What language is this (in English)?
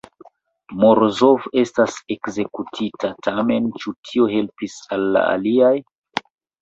Esperanto